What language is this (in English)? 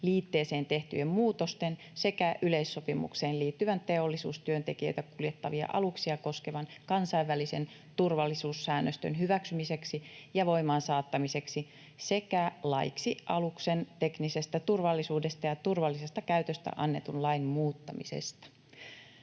Finnish